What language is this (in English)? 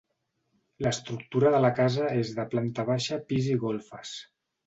Catalan